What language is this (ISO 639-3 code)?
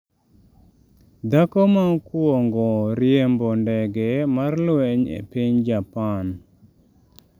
luo